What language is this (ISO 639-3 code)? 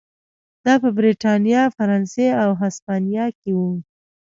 pus